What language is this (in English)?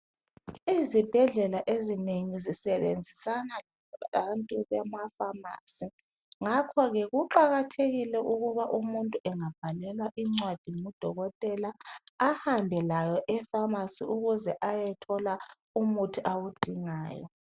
North Ndebele